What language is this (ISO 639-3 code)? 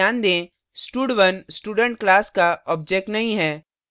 hin